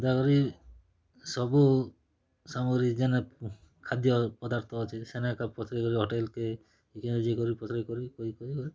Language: Odia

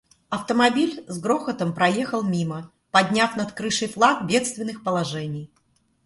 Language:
Russian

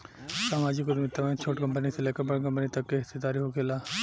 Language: Bhojpuri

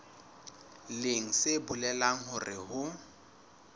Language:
Southern Sotho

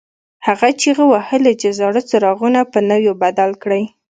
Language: Pashto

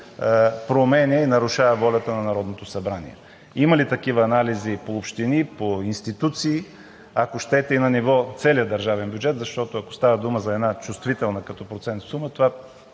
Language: Bulgarian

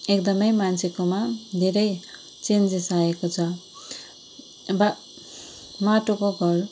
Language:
Nepali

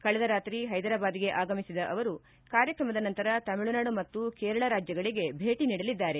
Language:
Kannada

